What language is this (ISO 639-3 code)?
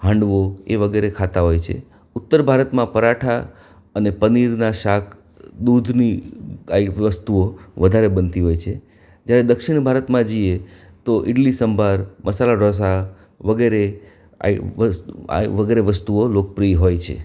guj